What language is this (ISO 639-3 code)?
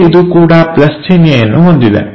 kan